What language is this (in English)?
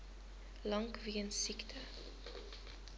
Afrikaans